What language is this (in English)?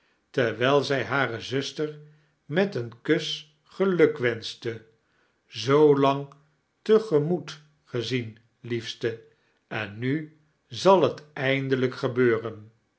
Dutch